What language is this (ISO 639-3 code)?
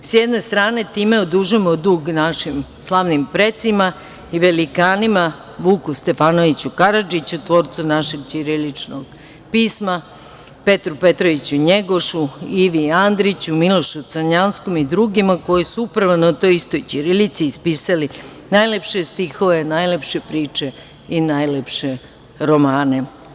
srp